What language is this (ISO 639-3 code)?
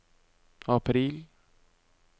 nor